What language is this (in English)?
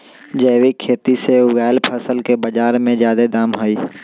Magahi